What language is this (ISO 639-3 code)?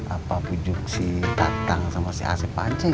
ind